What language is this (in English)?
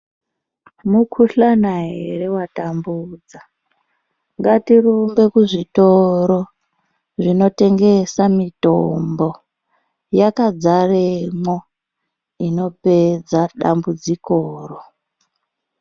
Ndau